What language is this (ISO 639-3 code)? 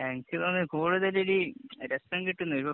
mal